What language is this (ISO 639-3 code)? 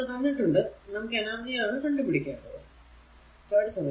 mal